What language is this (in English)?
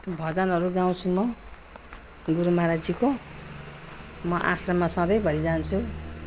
Nepali